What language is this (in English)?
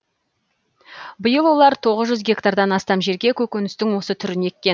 Kazakh